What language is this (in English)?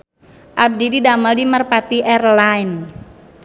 Sundanese